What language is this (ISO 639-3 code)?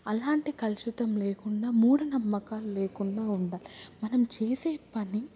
tel